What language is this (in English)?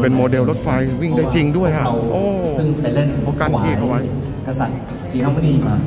Thai